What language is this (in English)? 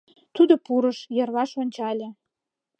Mari